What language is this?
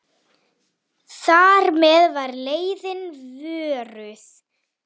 Icelandic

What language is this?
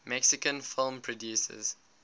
English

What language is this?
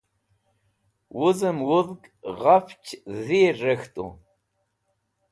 Wakhi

